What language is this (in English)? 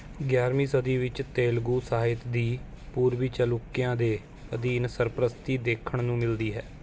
Punjabi